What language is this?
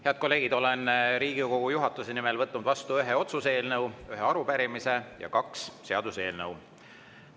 Estonian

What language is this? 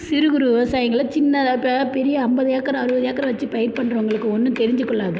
Tamil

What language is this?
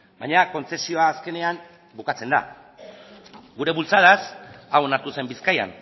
Basque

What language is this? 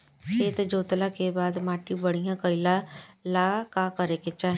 Bhojpuri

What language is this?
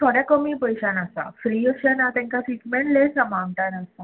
Konkani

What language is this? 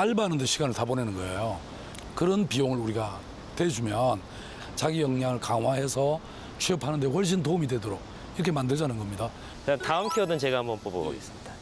Korean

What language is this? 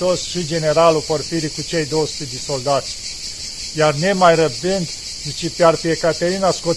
Romanian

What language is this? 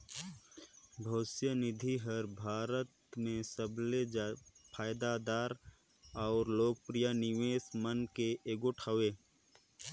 Chhattisgarhi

